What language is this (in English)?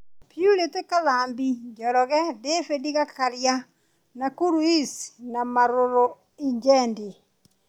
Kikuyu